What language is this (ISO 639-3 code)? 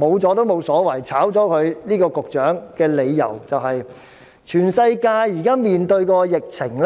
yue